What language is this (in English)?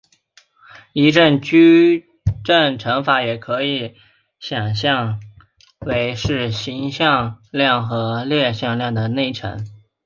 Chinese